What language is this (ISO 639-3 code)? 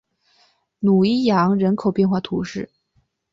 zho